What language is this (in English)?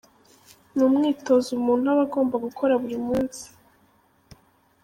Kinyarwanda